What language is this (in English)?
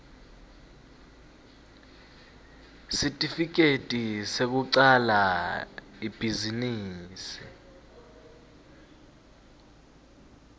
Swati